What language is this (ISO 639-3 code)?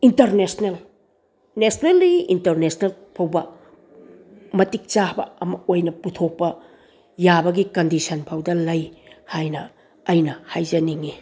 mni